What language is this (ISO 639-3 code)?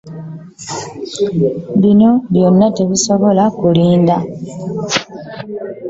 lug